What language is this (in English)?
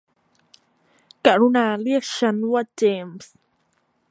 Thai